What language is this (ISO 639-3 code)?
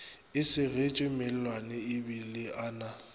nso